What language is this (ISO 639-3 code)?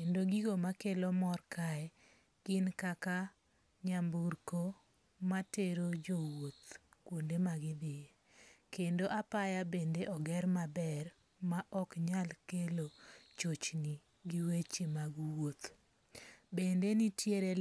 luo